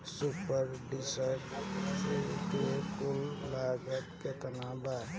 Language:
Bhojpuri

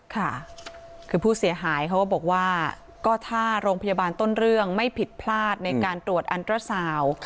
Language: Thai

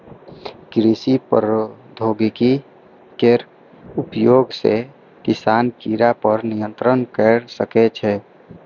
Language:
Maithili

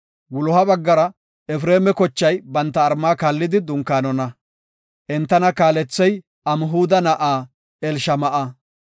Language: Gofa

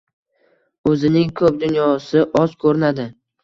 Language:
Uzbek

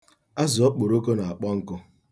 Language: Igbo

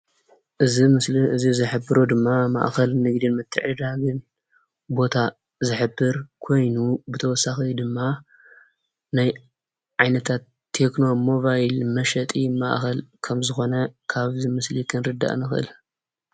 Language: Tigrinya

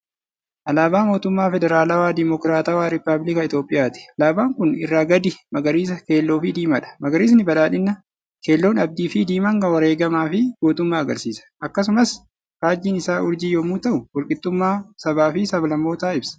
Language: Oromo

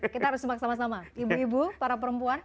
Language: Indonesian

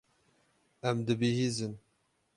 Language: Kurdish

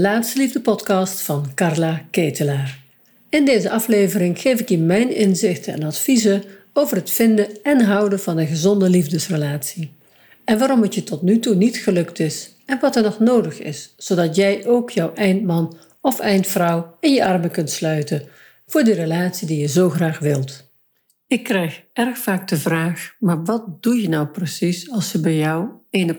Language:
Dutch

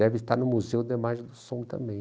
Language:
Portuguese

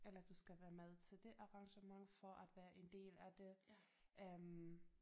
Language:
Danish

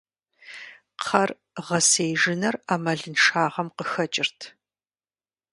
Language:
Kabardian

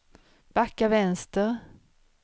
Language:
Swedish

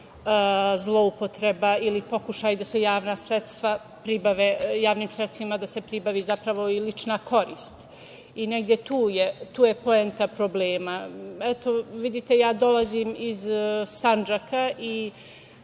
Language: Serbian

